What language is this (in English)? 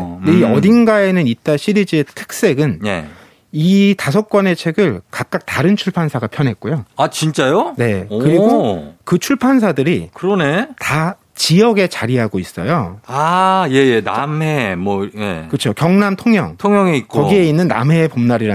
Korean